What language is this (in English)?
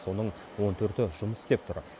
Kazakh